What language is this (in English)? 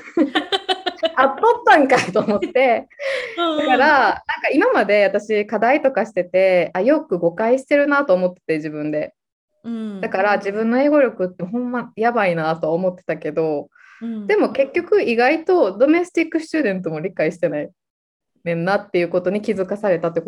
Japanese